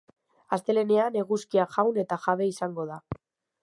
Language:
Basque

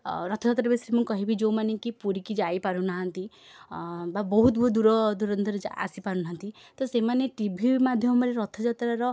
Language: Odia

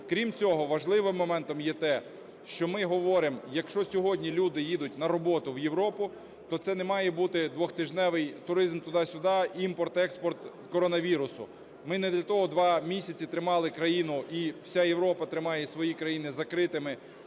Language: Ukrainian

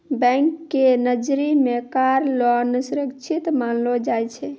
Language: Maithili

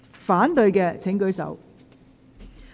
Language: Cantonese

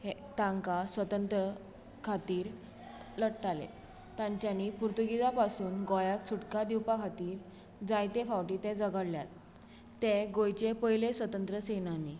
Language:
Konkani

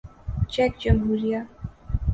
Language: Urdu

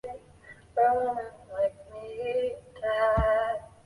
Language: Chinese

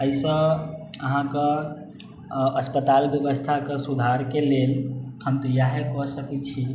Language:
Maithili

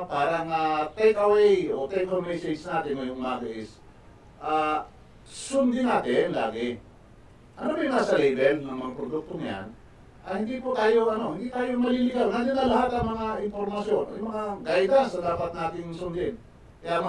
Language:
Filipino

